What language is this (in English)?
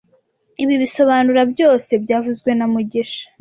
Kinyarwanda